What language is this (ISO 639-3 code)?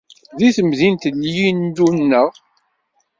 kab